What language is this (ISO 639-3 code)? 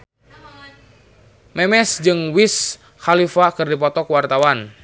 sun